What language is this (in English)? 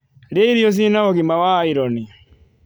Kikuyu